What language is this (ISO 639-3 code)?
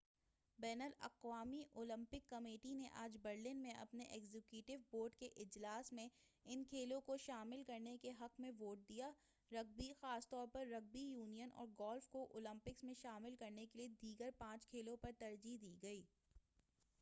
urd